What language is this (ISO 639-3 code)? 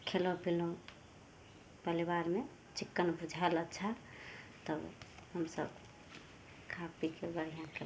mai